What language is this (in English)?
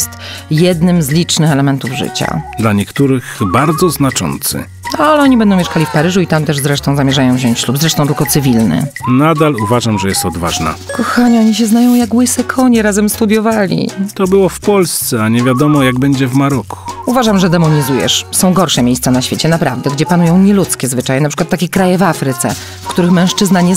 Polish